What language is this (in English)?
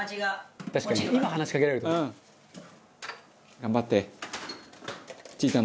Japanese